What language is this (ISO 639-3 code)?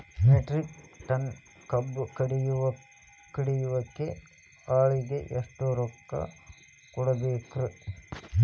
kan